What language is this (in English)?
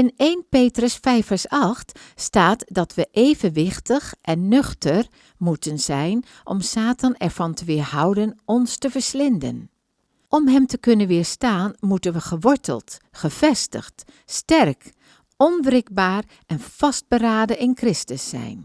Dutch